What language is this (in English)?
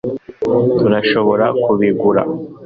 Kinyarwanda